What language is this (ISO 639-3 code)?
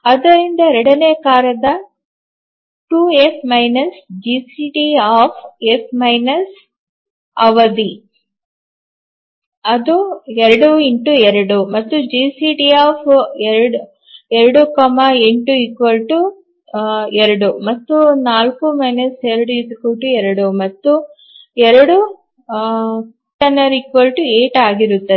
kan